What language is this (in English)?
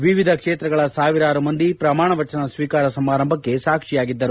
Kannada